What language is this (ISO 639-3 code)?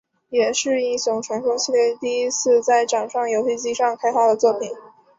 zho